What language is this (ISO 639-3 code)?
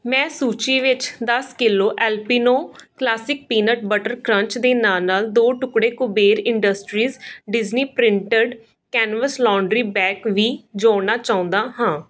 pan